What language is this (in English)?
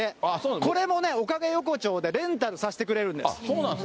Japanese